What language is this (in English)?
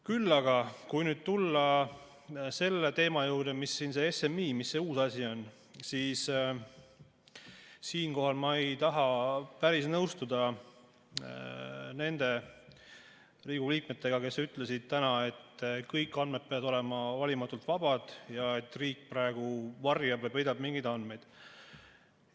Estonian